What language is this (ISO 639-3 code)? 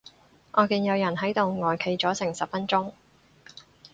yue